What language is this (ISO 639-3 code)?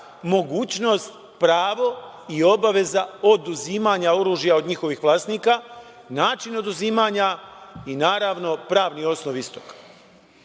srp